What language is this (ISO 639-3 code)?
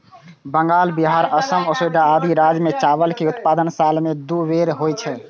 mai